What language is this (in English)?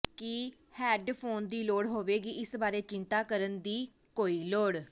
Punjabi